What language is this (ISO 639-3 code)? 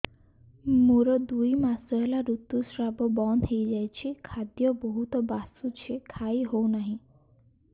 ori